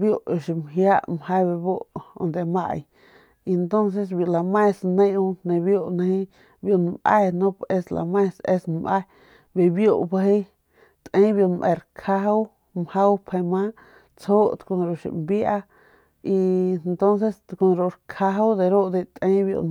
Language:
Northern Pame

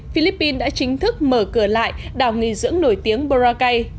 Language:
Vietnamese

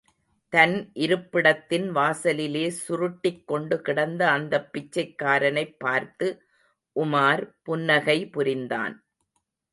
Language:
Tamil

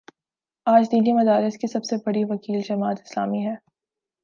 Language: Urdu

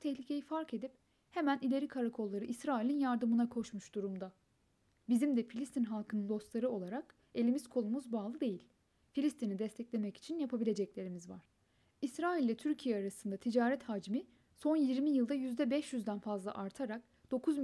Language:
Turkish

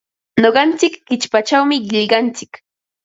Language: Ambo-Pasco Quechua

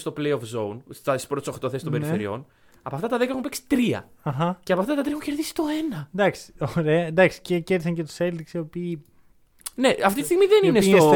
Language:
Greek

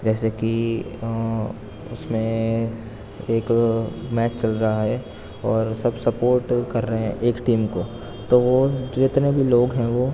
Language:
Urdu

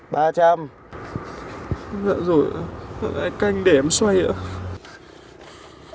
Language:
Vietnamese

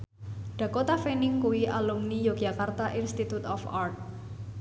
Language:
Javanese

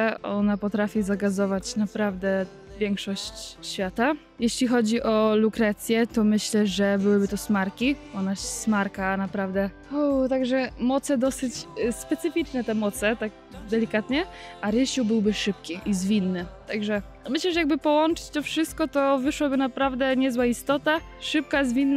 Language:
Polish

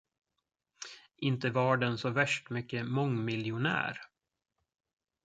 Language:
Swedish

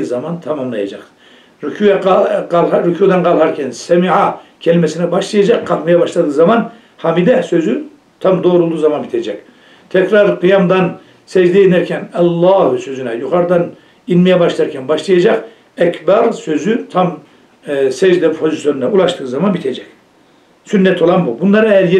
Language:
Turkish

